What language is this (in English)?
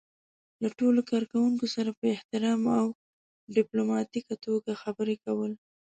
Pashto